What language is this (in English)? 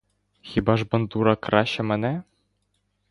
Ukrainian